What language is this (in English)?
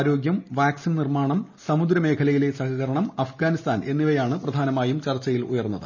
Malayalam